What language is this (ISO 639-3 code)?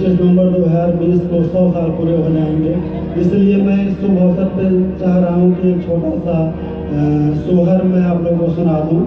nld